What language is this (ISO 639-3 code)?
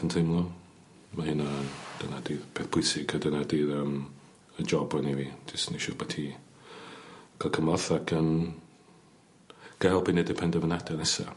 cym